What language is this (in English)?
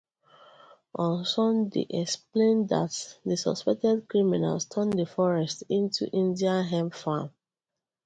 Igbo